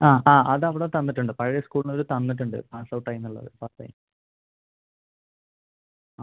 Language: Malayalam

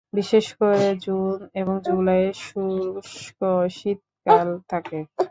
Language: Bangla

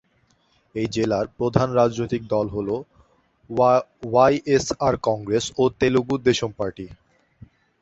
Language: Bangla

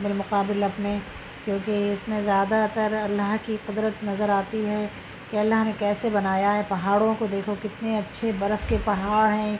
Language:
Urdu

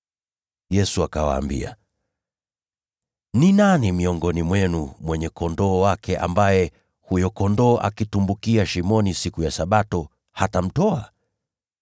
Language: Swahili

